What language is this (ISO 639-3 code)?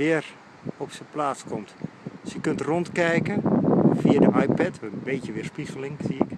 nld